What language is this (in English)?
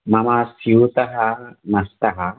Sanskrit